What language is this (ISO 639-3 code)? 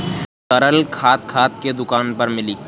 bho